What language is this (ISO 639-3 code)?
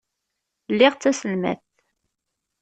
kab